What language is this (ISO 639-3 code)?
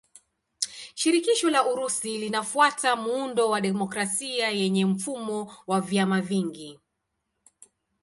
swa